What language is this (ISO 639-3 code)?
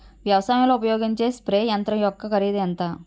tel